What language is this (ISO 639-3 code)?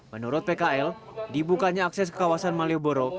ind